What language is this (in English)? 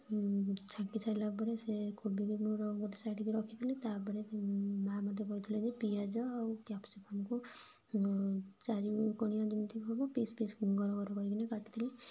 Odia